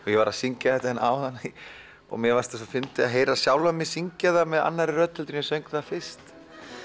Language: Icelandic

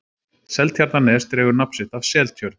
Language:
Icelandic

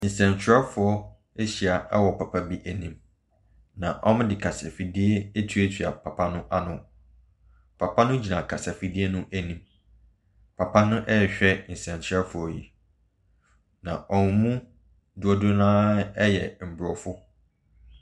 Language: Akan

